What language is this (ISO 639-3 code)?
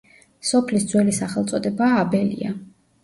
kat